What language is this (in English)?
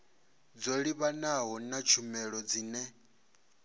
Venda